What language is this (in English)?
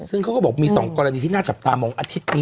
Thai